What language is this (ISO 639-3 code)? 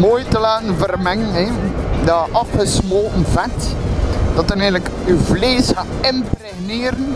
nld